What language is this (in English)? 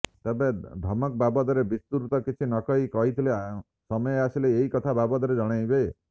Odia